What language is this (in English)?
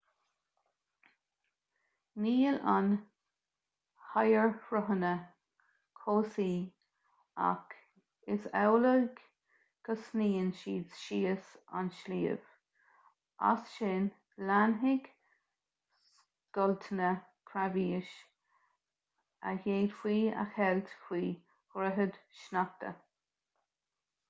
Irish